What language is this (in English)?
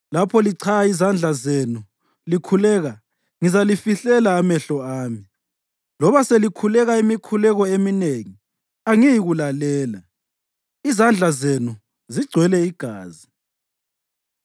North Ndebele